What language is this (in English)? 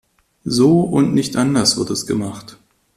German